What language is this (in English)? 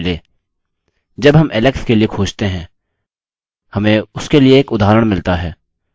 Hindi